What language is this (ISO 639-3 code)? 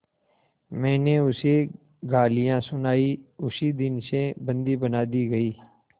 hin